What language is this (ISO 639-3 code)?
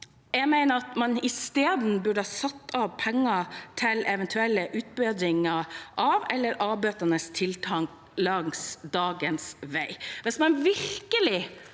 nor